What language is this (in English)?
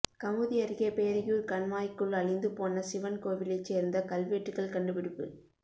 Tamil